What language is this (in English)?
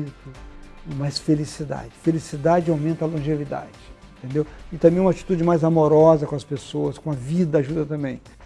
Portuguese